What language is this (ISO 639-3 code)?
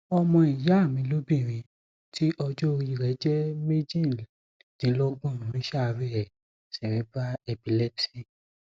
yor